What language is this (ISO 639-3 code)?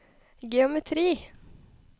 nor